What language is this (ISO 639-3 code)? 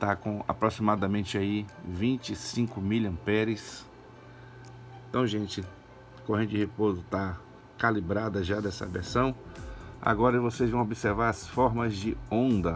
por